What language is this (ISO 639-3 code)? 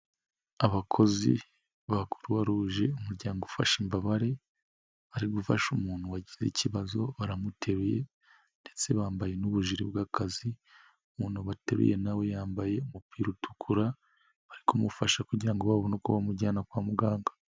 kin